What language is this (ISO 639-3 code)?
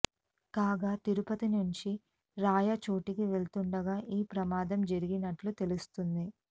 tel